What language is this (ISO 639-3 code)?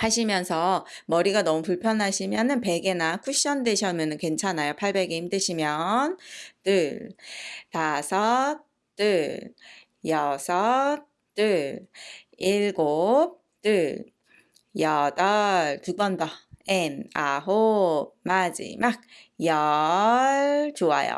kor